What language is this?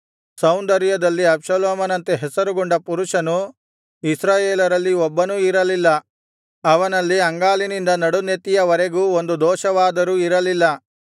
Kannada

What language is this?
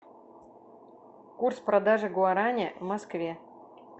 Russian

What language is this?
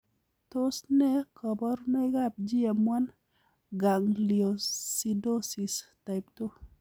Kalenjin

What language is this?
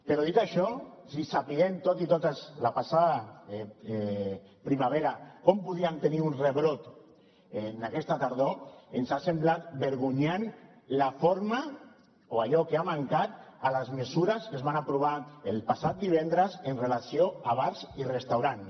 Catalan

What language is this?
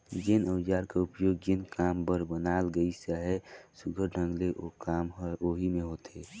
Chhattisgarhi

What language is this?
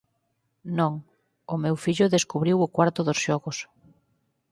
Galician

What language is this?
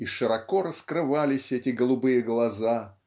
Russian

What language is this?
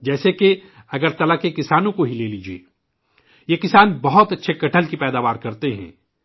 Urdu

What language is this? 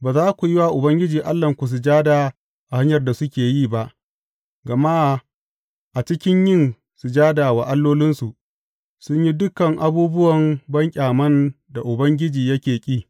Hausa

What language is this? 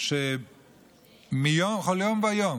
Hebrew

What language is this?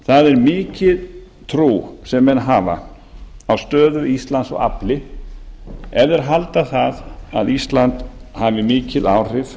Icelandic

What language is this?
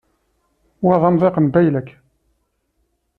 Kabyle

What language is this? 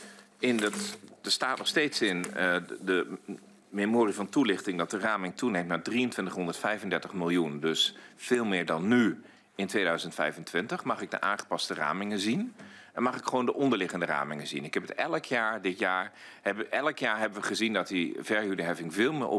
Dutch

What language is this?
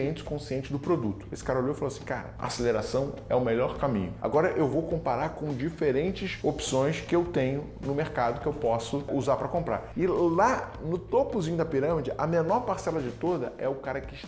Portuguese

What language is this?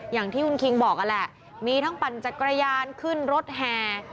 Thai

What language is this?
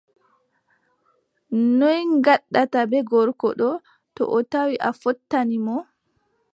Adamawa Fulfulde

